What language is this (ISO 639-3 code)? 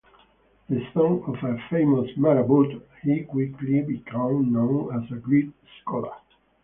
eng